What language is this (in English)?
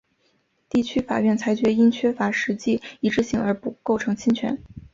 Chinese